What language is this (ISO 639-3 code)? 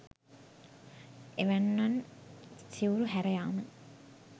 sin